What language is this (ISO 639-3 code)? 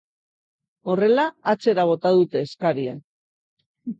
eus